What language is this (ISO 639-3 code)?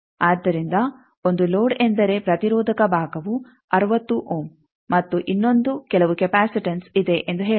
kan